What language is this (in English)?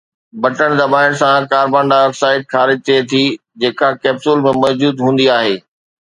Sindhi